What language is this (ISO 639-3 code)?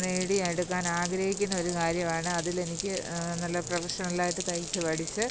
mal